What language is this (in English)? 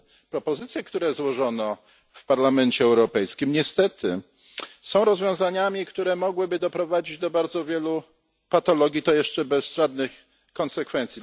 Polish